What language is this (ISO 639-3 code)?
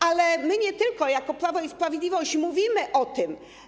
pol